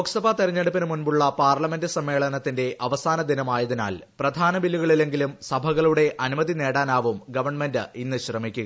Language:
Malayalam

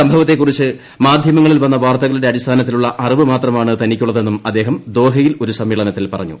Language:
Malayalam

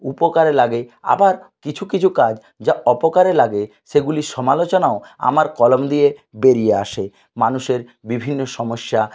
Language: Bangla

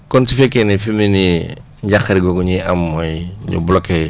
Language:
Wolof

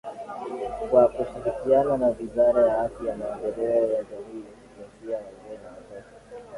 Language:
Swahili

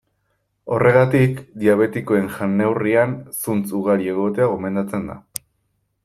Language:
Basque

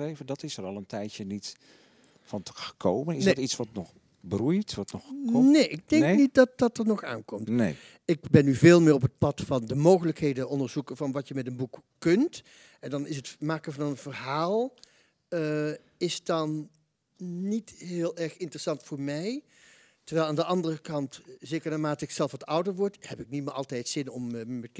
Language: Dutch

